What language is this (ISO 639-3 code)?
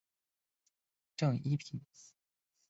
zho